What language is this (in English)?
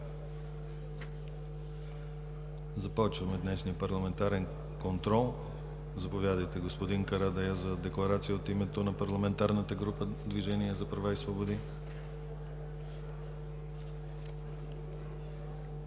Bulgarian